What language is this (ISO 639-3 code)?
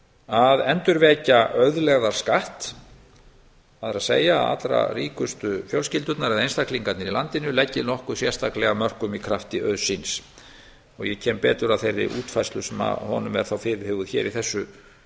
isl